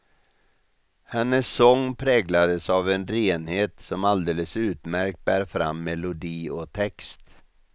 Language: Swedish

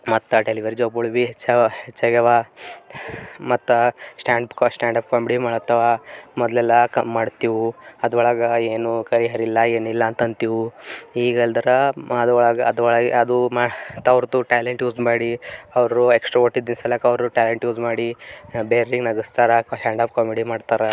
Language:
Kannada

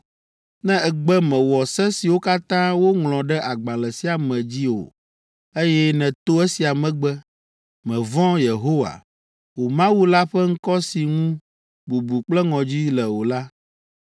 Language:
Ewe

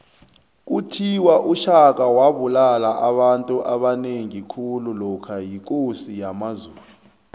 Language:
South Ndebele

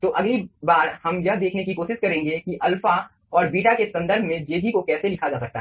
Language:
Hindi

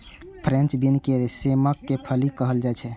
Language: Maithili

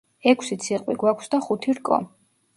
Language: Georgian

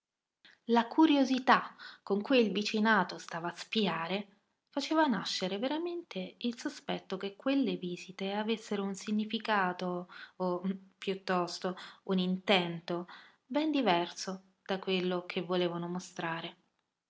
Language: Italian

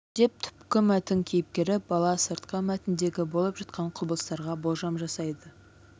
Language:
Kazakh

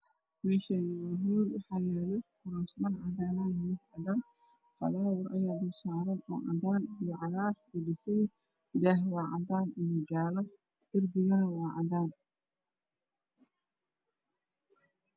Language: Somali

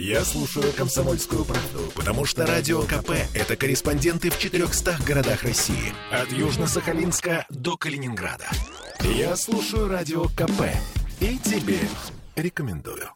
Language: Russian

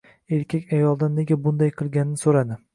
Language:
Uzbek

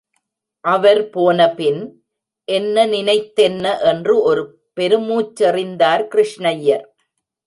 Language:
Tamil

